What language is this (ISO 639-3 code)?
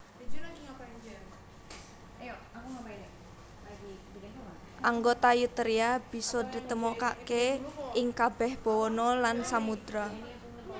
jav